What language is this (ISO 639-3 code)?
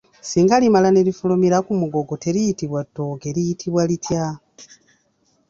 lug